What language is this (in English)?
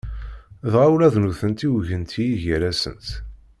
Kabyle